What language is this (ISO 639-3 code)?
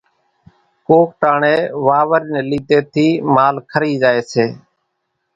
gjk